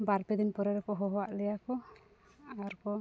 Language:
Santali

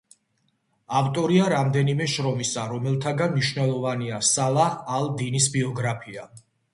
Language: Georgian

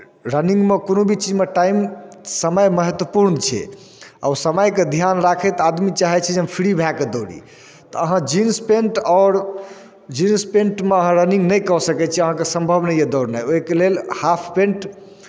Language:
Maithili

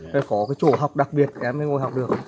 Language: Vietnamese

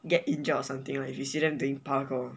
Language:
English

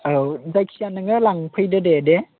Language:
Bodo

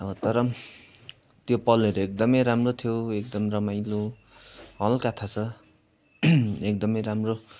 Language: Nepali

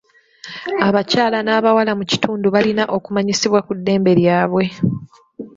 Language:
Ganda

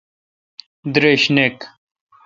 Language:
Kalkoti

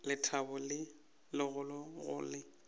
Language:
Northern Sotho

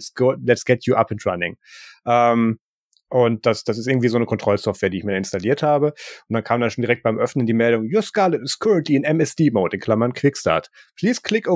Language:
German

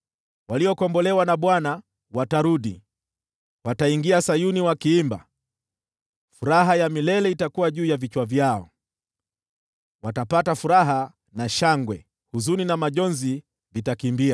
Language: Swahili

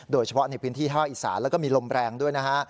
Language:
Thai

